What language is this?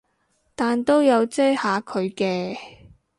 Cantonese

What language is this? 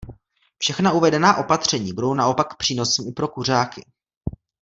Czech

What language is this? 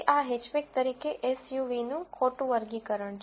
Gujarati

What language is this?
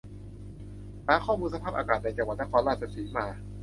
Thai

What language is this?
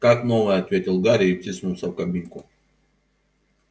Russian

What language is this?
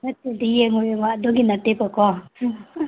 Manipuri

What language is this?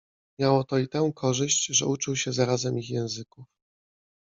Polish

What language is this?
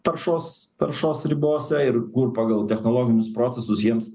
Lithuanian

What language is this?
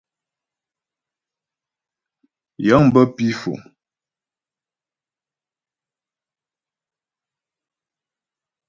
Ghomala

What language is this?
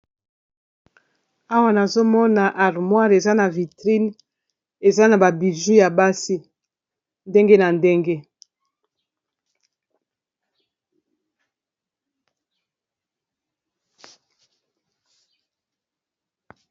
Lingala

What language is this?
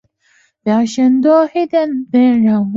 Chinese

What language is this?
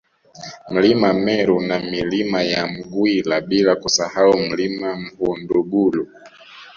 Swahili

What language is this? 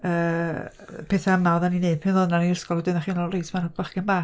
Welsh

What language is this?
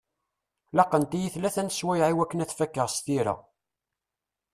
Kabyle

